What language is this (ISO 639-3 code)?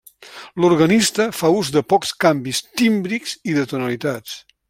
cat